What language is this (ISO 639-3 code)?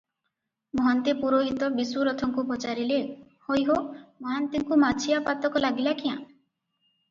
ori